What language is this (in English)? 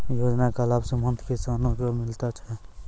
Maithili